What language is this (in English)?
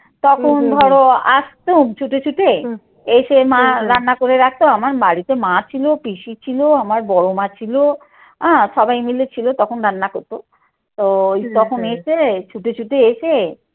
Bangla